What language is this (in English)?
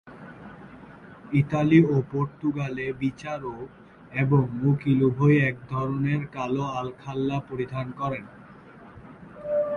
Bangla